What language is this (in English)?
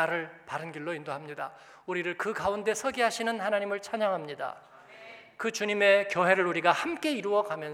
Korean